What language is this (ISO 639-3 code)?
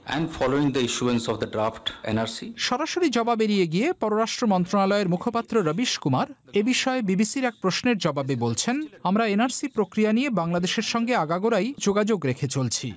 ben